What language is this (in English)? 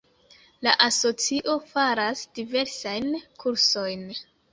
Esperanto